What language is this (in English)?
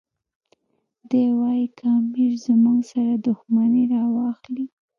Pashto